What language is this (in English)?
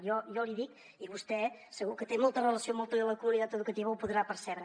Catalan